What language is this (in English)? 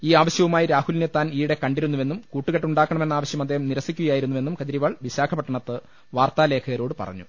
Malayalam